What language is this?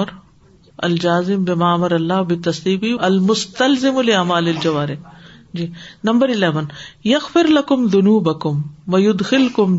Urdu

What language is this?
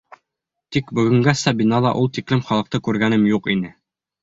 Bashkir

